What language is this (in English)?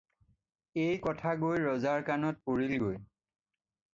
Assamese